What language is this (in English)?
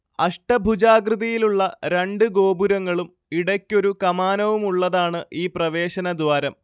Malayalam